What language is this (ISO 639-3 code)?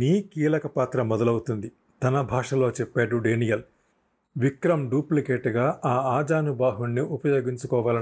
tel